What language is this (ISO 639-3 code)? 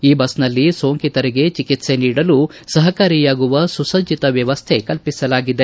kan